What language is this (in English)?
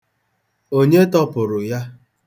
Igbo